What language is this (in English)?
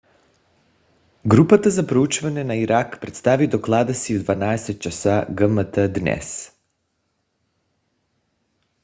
Bulgarian